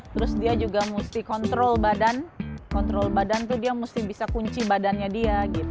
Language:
Indonesian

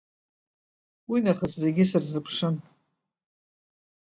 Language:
Abkhazian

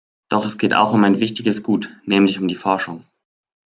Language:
German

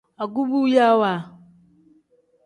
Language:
Tem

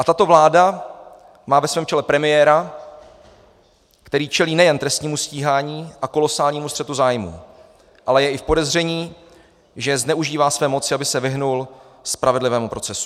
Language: Czech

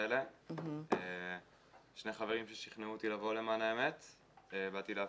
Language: Hebrew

